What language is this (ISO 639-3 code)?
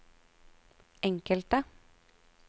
nor